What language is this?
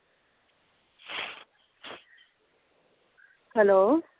Punjabi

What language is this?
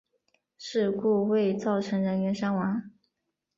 Chinese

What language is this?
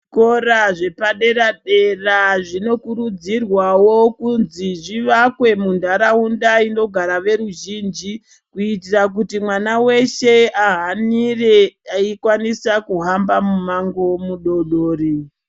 Ndau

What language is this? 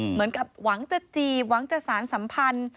Thai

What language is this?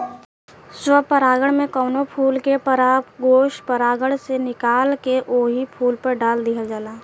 Bhojpuri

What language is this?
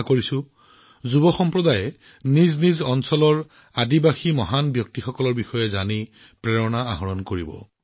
Assamese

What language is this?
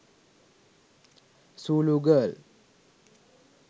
Sinhala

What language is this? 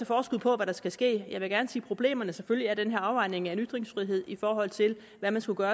Danish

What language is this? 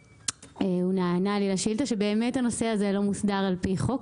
Hebrew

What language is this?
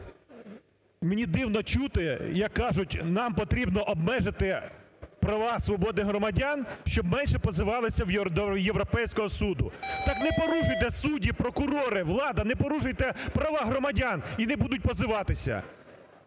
Ukrainian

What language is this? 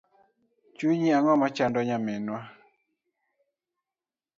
Luo (Kenya and Tanzania)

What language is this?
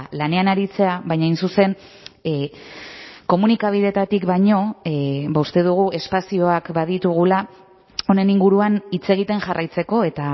Basque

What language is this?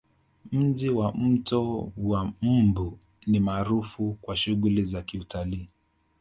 Swahili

